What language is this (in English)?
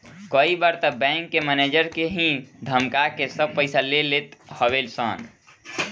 Bhojpuri